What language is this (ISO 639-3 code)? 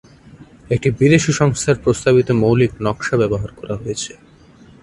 ben